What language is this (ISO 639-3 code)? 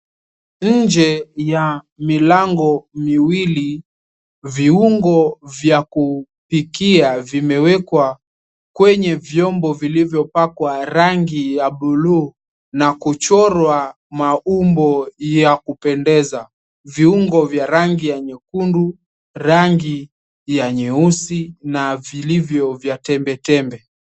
swa